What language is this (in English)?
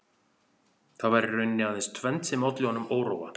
Icelandic